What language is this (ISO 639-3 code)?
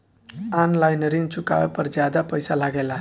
bho